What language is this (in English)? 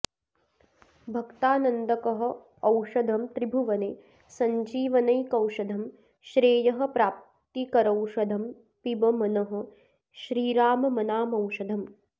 Sanskrit